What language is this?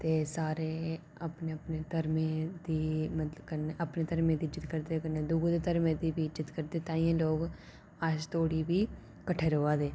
Dogri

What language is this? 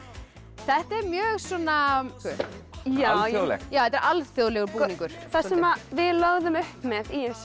Icelandic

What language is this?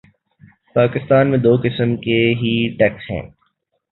Urdu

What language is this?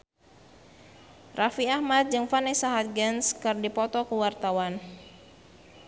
Sundanese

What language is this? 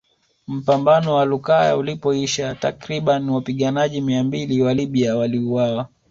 Swahili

